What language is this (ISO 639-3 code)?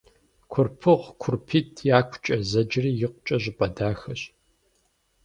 kbd